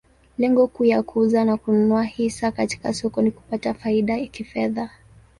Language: Swahili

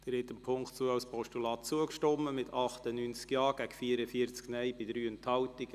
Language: Swiss German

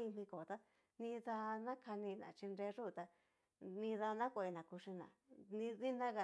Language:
Cacaloxtepec Mixtec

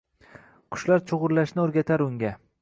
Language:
Uzbek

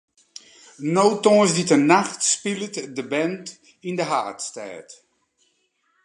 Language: Western Frisian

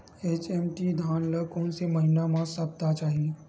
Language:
Chhattisgarhi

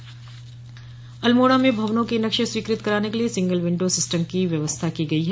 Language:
Hindi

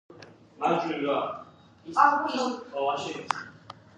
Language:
Georgian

